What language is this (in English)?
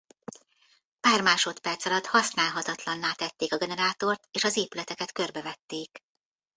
Hungarian